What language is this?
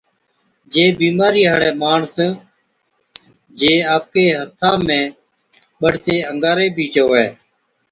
Od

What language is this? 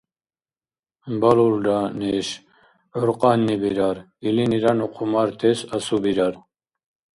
Dargwa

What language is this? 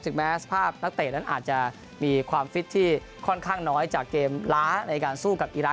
Thai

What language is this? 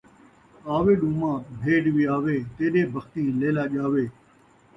Saraiki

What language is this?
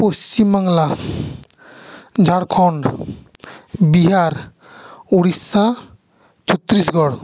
Santali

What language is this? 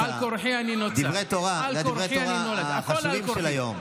Hebrew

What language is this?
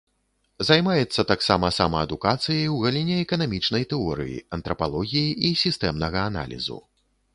Belarusian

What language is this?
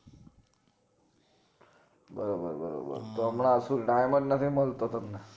Gujarati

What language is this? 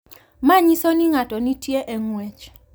Luo (Kenya and Tanzania)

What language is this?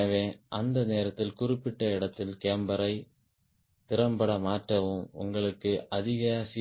Tamil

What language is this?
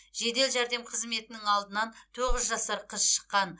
Kazakh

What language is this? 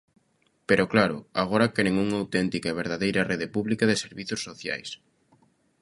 Galician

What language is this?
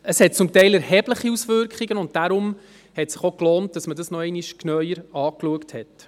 Swiss German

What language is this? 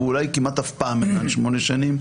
Hebrew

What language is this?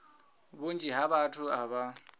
Venda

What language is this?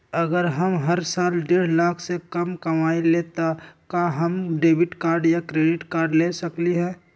Magahi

